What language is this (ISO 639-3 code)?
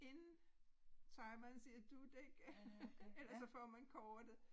dan